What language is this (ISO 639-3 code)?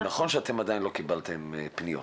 heb